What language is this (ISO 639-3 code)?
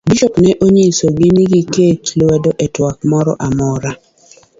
luo